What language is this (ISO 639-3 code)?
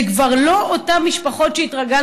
heb